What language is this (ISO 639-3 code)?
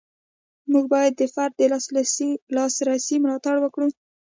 pus